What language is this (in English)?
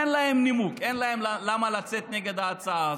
Hebrew